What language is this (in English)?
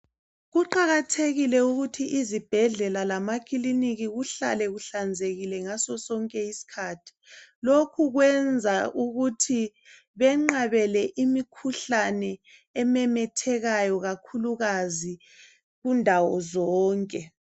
North Ndebele